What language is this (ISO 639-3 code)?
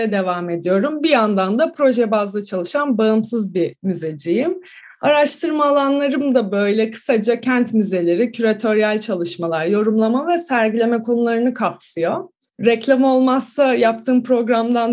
tur